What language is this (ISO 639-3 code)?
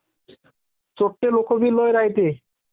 mar